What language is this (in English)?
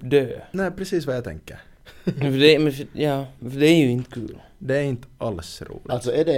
Swedish